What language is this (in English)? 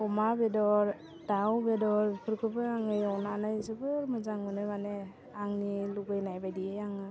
Bodo